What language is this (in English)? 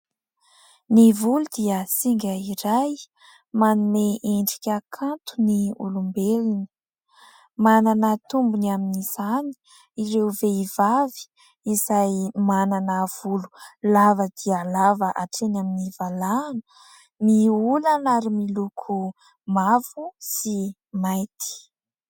Malagasy